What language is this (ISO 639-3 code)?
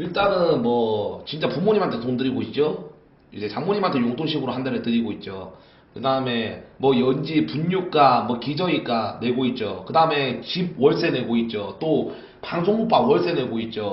kor